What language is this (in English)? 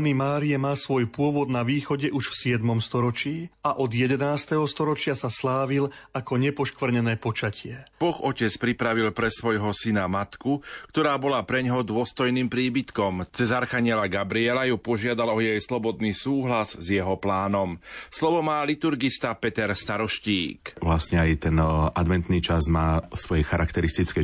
Slovak